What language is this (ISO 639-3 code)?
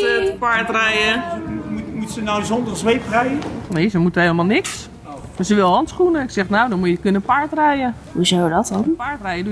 nld